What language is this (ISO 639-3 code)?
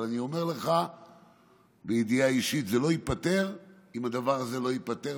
heb